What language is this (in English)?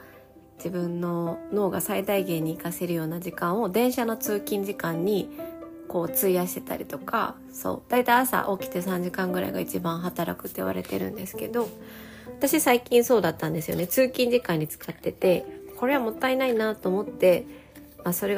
Japanese